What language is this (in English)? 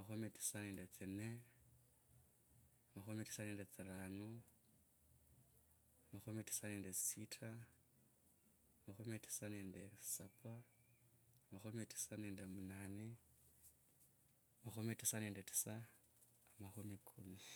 Kabras